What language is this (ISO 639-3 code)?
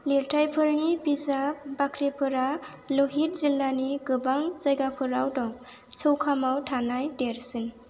brx